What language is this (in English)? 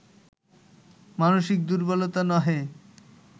Bangla